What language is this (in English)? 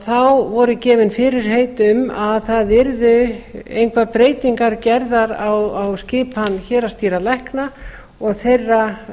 Icelandic